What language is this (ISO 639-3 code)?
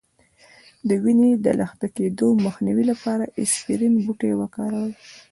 pus